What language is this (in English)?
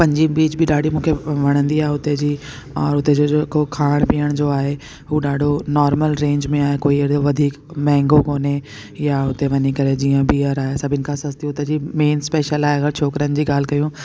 Sindhi